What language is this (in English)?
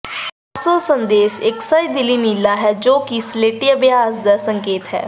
Punjabi